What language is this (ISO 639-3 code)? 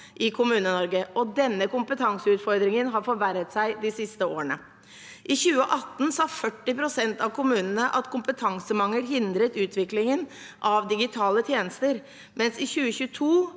nor